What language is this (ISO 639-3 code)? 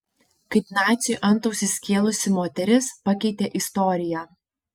lit